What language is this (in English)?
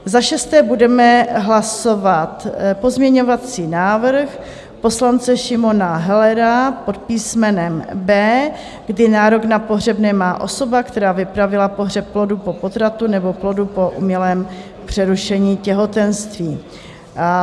Czech